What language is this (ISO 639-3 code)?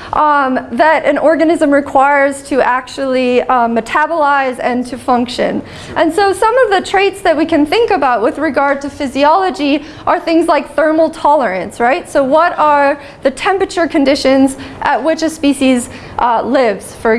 eng